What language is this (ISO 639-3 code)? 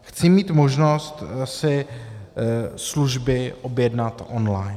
ces